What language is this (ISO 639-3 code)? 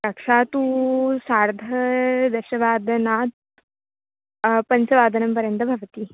san